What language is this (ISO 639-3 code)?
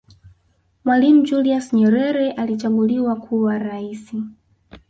swa